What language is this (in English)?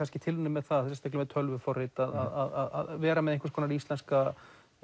Icelandic